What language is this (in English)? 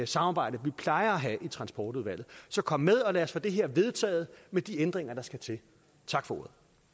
Danish